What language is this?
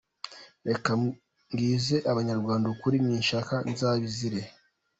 Kinyarwanda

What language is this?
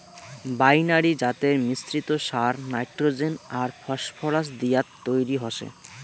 Bangla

